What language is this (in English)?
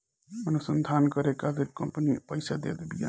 Bhojpuri